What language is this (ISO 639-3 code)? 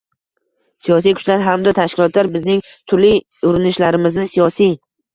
uzb